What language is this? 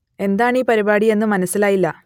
Malayalam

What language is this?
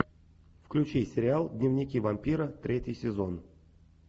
Russian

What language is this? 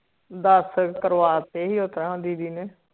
Punjabi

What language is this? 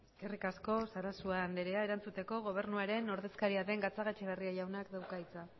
Basque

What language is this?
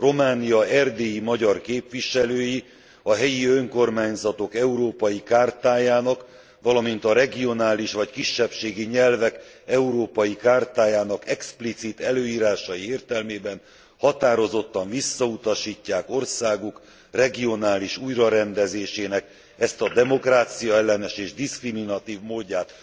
Hungarian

